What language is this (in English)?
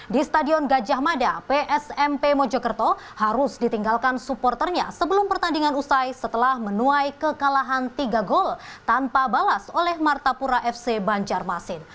Indonesian